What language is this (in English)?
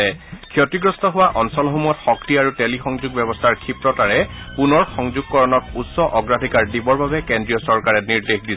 Assamese